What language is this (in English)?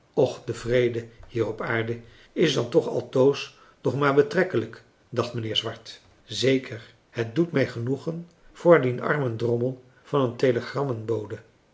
Dutch